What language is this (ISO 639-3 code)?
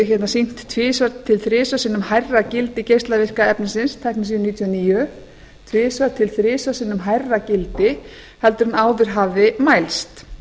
isl